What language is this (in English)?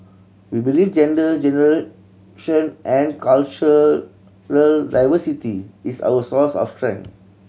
English